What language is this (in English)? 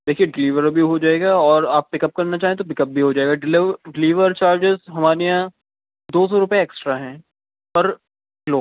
Urdu